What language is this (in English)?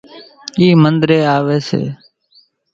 Kachi Koli